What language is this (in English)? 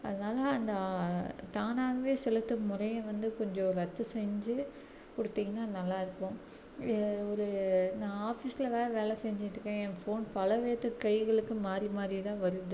Tamil